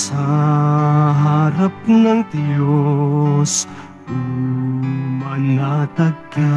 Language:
Filipino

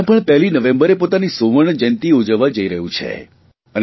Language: Gujarati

